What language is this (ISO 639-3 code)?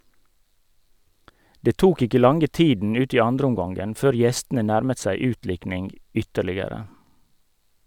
nor